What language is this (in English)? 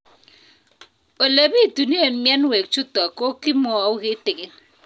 Kalenjin